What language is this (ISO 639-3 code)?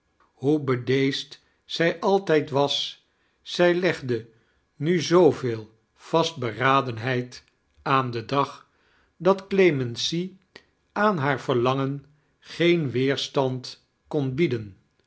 nld